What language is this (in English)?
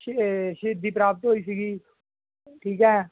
Punjabi